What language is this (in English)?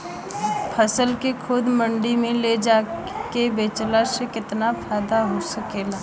Bhojpuri